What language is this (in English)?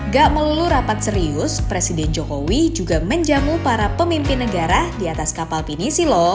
Indonesian